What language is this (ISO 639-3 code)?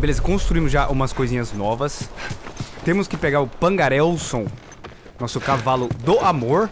por